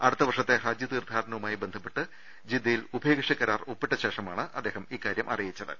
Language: Malayalam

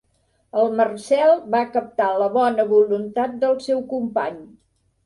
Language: Catalan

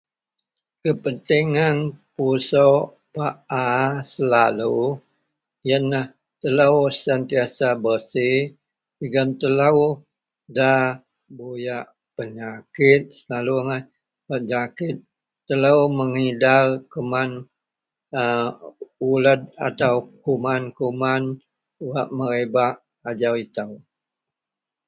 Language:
Central Melanau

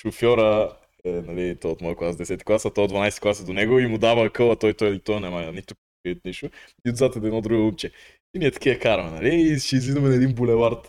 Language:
Bulgarian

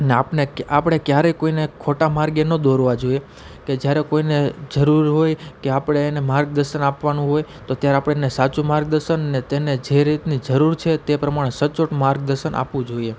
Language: Gujarati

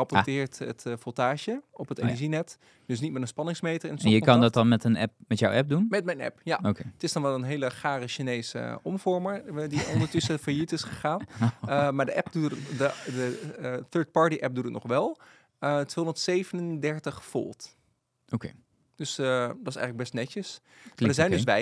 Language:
Dutch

